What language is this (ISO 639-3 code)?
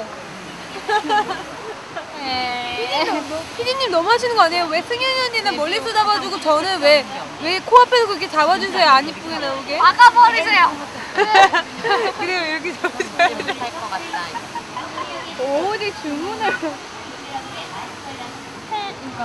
kor